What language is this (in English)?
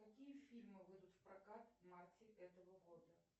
Russian